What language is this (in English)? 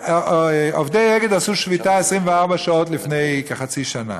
Hebrew